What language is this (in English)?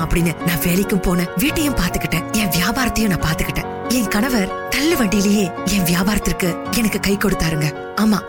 Tamil